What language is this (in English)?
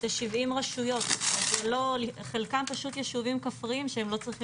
Hebrew